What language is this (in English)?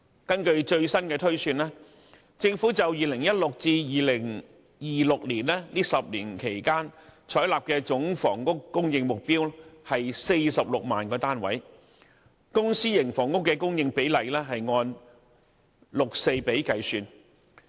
Cantonese